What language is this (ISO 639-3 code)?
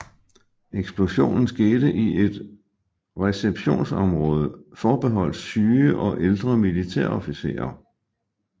dan